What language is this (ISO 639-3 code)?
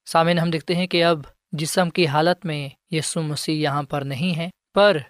urd